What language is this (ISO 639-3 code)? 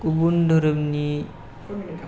brx